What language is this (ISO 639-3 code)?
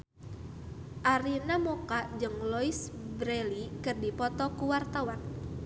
sun